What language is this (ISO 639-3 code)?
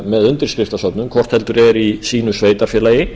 isl